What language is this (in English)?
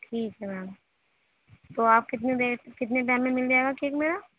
Urdu